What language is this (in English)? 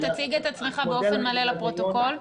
Hebrew